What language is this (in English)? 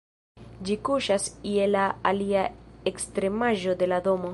Esperanto